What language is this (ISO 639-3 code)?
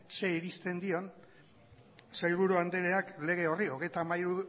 eus